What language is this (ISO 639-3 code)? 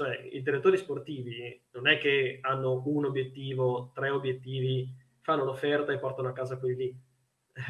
ita